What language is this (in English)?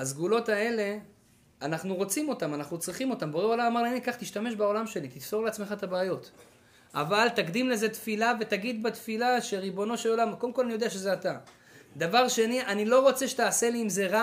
Hebrew